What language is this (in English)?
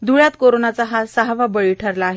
Marathi